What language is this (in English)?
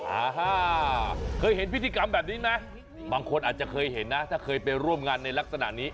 Thai